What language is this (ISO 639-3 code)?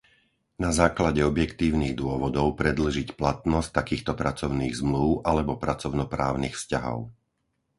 slk